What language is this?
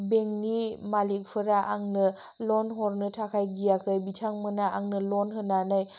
Bodo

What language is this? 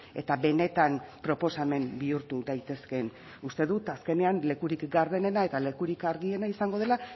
Basque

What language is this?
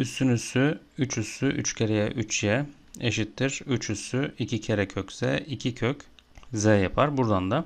Turkish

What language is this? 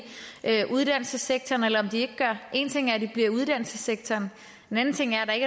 Danish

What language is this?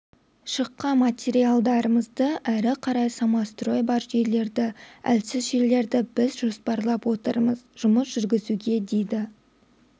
Kazakh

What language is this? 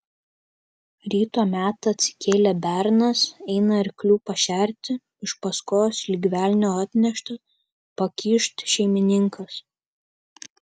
Lithuanian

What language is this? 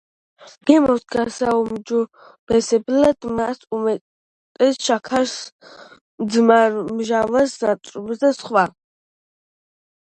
Georgian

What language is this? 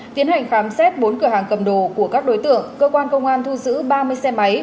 Vietnamese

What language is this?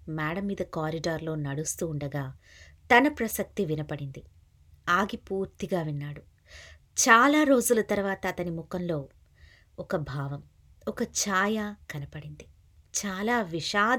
Telugu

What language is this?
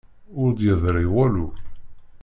Kabyle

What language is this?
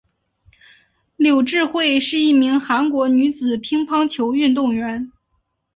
Chinese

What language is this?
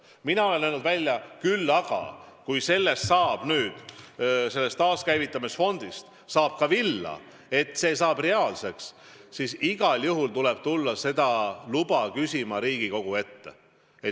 Estonian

